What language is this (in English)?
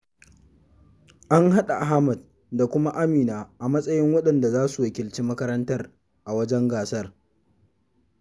Hausa